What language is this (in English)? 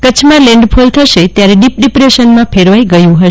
Gujarati